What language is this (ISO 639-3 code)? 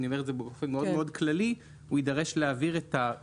heb